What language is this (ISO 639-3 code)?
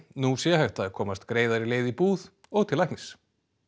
isl